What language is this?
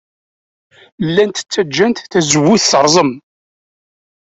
Kabyle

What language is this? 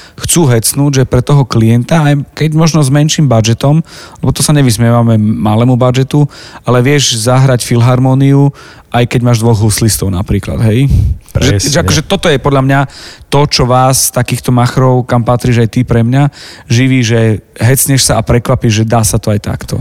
Slovak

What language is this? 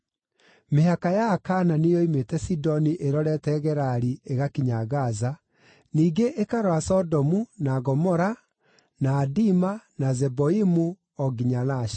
Kikuyu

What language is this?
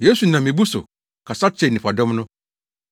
Akan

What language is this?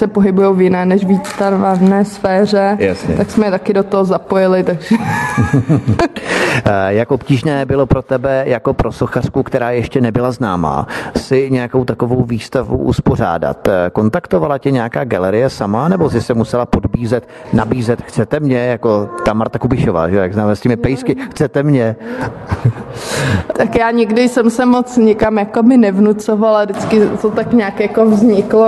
Czech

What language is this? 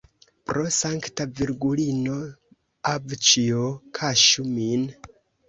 Esperanto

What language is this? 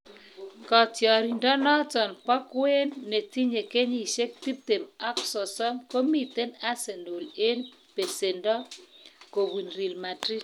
Kalenjin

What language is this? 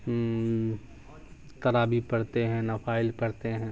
Urdu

